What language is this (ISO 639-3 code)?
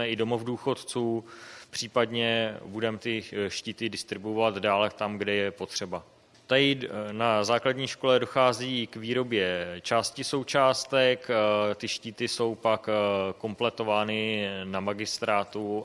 ces